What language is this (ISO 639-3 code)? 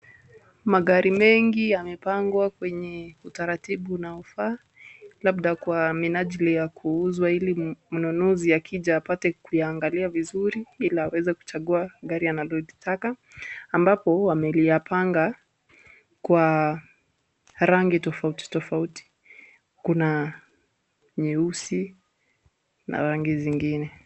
swa